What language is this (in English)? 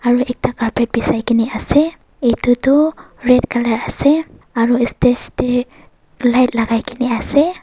Naga Pidgin